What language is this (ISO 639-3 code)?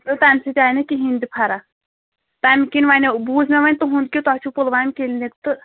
kas